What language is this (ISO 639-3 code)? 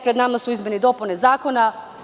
srp